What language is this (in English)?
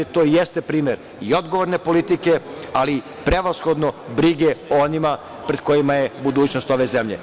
Serbian